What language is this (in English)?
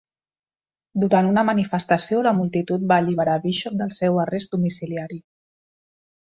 Catalan